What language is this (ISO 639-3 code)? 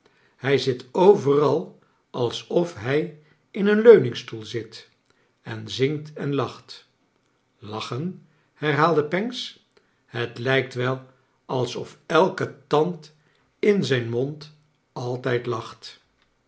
nld